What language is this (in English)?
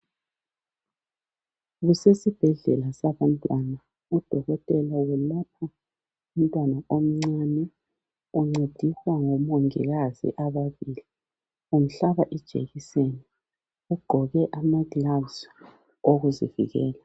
North Ndebele